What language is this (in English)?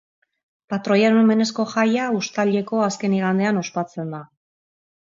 Basque